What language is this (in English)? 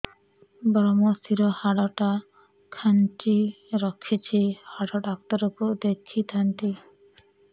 Odia